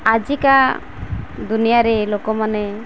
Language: Odia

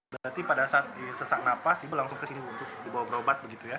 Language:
Indonesian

